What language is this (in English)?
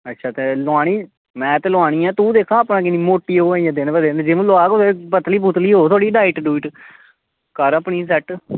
Dogri